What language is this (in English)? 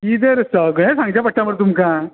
Konkani